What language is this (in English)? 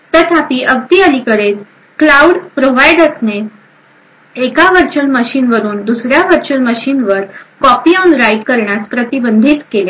Marathi